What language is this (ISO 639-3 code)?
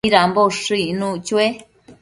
mcf